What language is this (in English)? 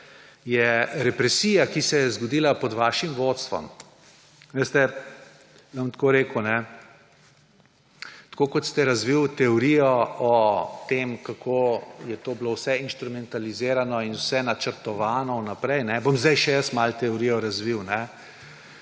Slovenian